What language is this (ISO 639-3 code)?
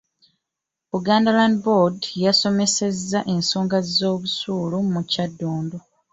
lug